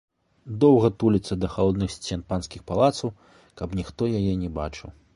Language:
Belarusian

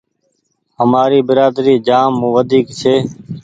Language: Goaria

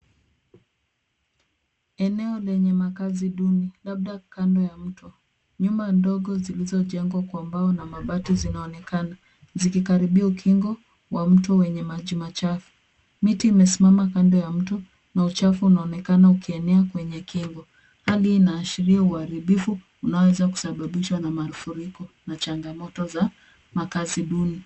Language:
Swahili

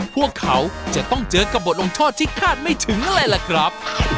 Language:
Thai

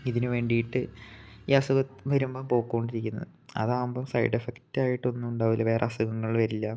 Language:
Malayalam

